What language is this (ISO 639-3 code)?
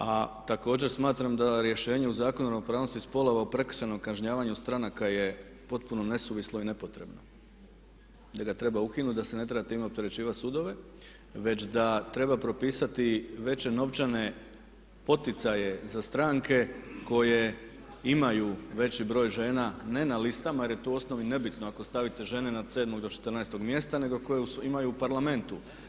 hrv